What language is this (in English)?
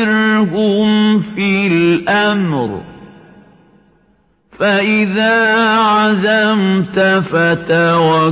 Arabic